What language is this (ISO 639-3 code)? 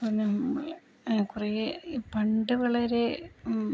mal